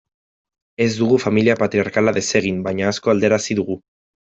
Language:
Basque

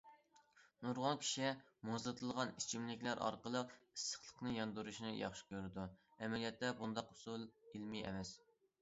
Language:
Uyghur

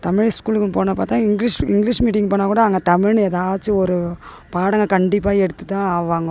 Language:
Tamil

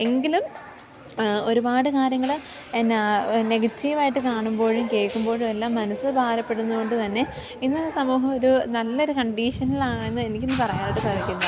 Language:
Malayalam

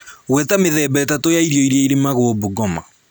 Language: Kikuyu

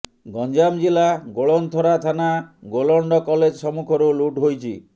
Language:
Odia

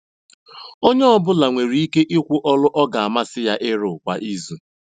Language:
Igbo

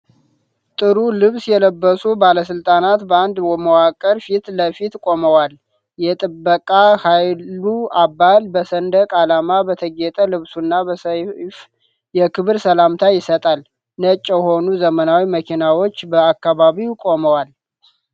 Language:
Amharic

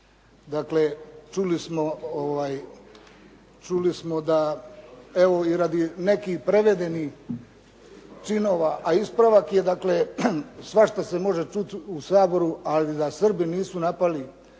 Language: Croatian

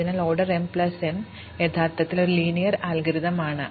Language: Malayalam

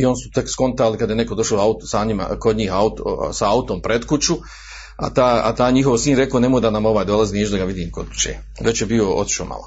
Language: Croatian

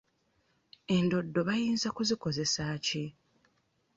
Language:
Ganda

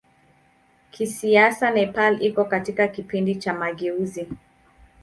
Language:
Swahili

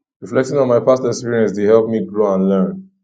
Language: Nigerian Pidgin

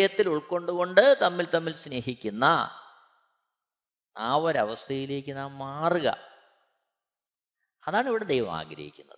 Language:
Malayalam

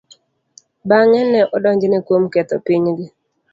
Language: Luo (Kenya and Tanzania)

